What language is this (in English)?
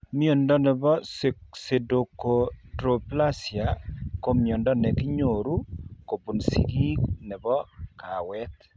Kalenjin